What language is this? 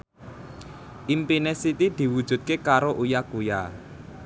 Javanese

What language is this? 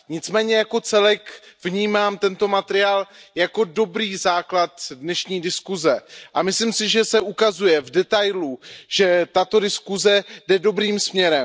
Czech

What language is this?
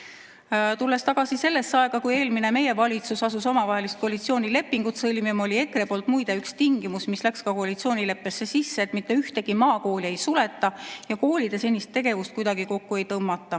Estonian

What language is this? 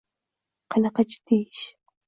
Uzbek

